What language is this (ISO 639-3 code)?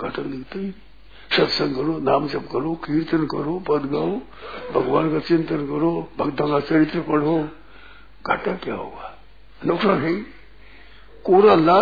hin